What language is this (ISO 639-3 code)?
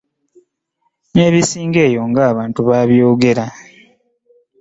lug